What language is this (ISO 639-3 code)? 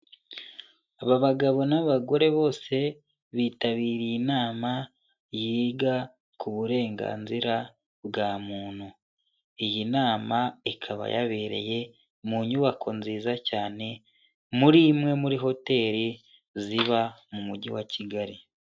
kin